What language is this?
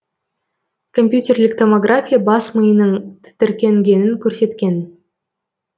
Kazakh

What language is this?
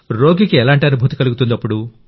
Telugu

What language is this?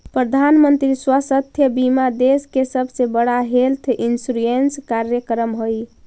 Magahi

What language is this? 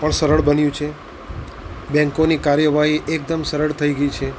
Gujarati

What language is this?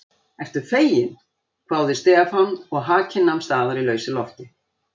Icelandic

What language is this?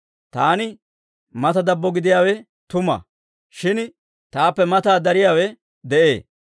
Dawro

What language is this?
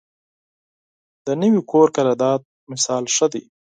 Pashto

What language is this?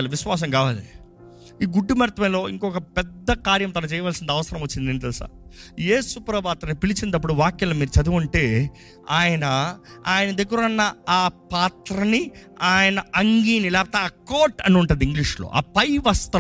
Telugu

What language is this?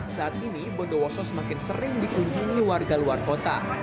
Indonesian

